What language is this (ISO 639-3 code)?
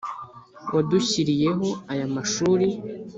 kin